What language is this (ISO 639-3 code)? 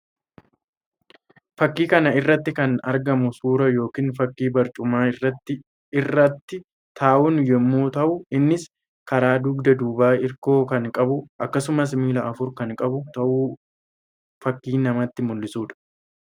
orm